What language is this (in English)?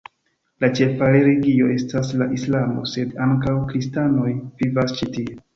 Esperanto